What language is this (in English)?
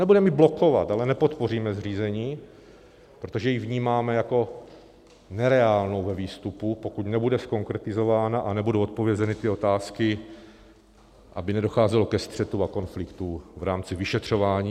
Czech